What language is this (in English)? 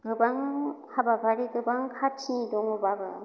Bodo